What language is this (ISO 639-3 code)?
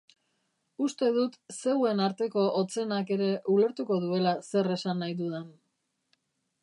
eus